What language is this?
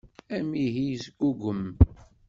Kabyle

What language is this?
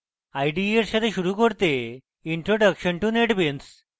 Bangla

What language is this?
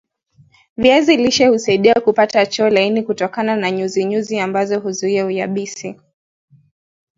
Swahili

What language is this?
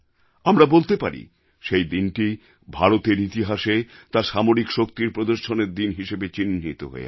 Bangla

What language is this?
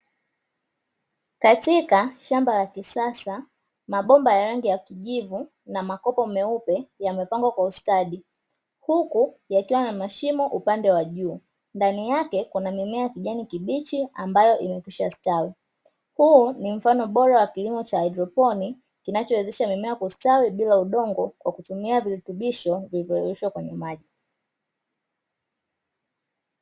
Swahili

